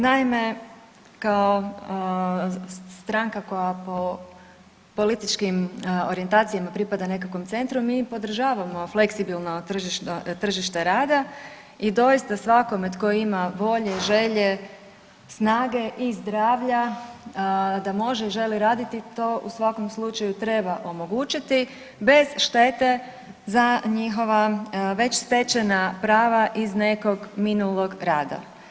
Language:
Croatian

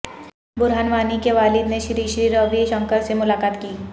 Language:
Urdu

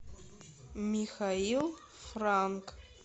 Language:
Russian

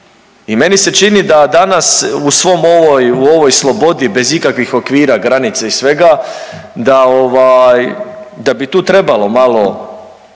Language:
Croatian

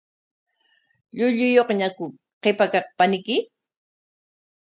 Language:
Corongo Ancash Quechua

